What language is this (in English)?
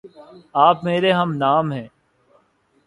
Urdu